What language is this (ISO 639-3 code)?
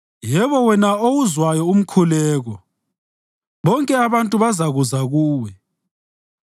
nde